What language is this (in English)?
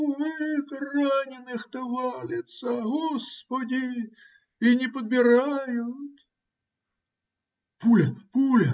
Russian